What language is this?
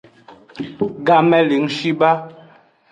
Aja (Benin)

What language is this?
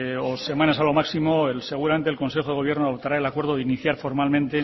Spanish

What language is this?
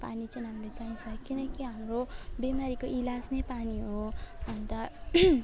Nepali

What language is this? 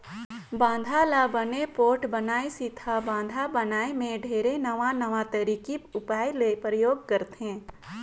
Chhattisgarhi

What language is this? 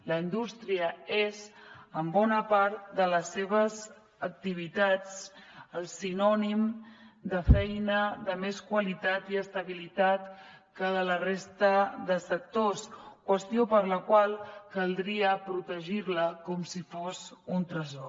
Catalan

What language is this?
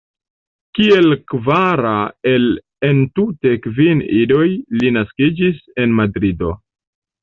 Esperanto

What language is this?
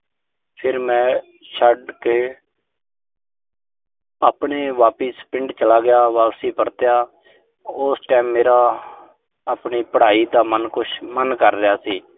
Punjabi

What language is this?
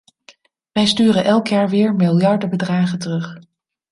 Dutch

